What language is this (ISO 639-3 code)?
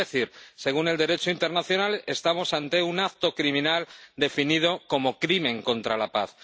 spa